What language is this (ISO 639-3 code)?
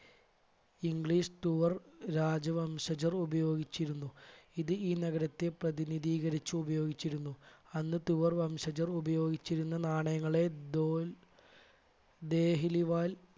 mal